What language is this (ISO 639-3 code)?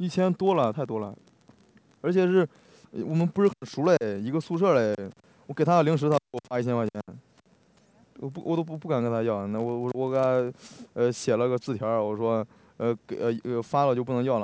zho